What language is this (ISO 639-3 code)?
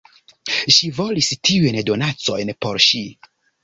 epo